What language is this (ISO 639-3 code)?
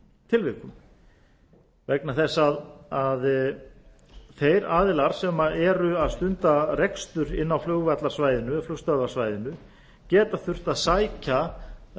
isl